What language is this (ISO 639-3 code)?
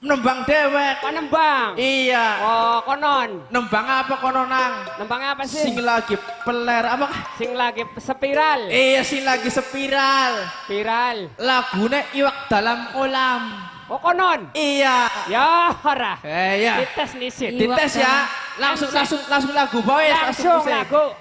ind